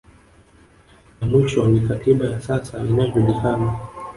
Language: Swahili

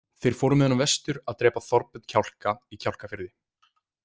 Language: Icelandic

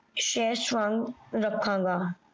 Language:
Punjabi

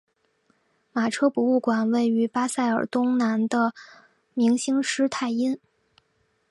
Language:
Chinese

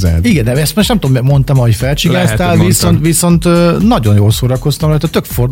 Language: Hungarian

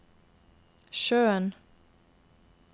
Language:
Norwegian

